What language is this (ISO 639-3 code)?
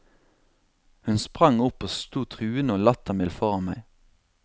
nor